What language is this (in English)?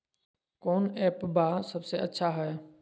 Magahi